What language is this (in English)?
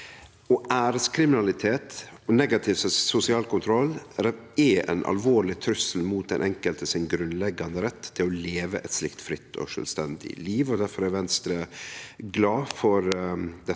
Norwegian